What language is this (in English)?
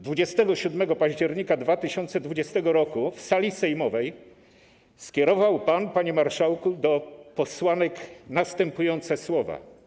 Polish